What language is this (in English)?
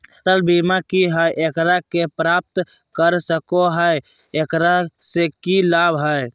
Magahi